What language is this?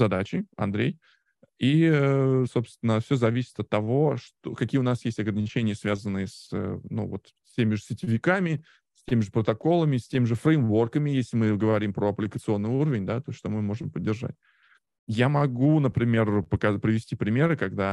Russian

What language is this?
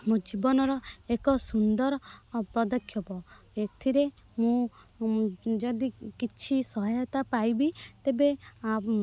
Odia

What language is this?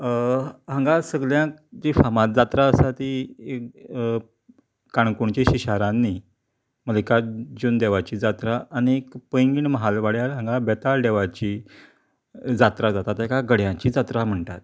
Konkani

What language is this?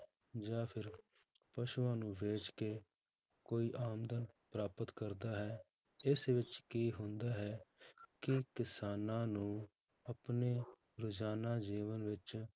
Punjabi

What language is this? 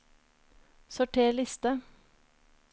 Norwegian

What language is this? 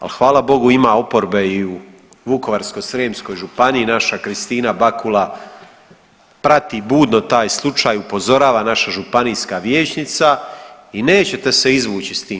Croatian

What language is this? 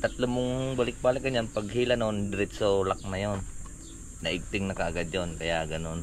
Filipino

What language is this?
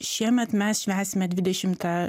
Lithuanian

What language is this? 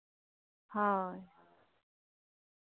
Santali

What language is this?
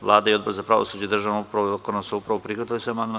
Serbian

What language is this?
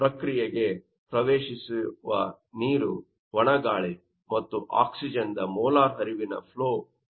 Kannada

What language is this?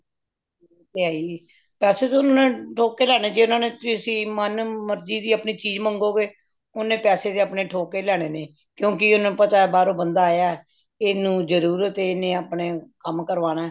Punjabi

